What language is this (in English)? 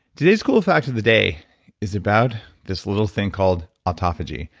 English